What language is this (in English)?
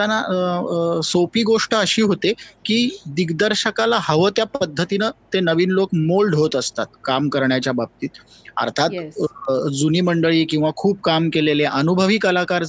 Marathi